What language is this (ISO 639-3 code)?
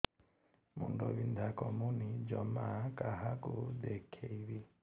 ori